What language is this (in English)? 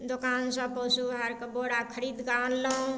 Maithili